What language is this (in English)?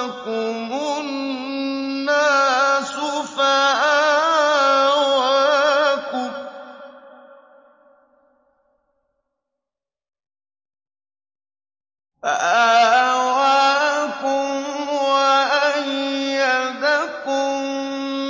Arabic